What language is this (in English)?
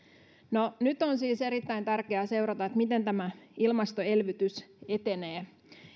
Finnish